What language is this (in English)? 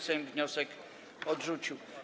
Polish